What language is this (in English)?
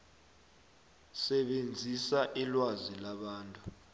South Ndebele